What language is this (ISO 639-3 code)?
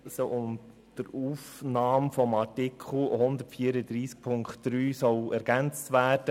gsw